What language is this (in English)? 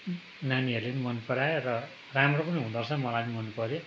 Nepali